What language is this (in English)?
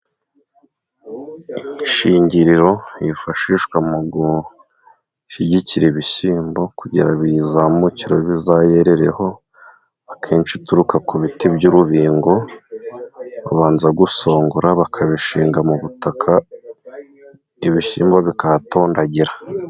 Kinyarwanda